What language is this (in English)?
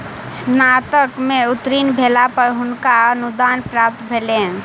Maithili